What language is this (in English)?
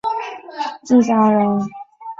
Chinese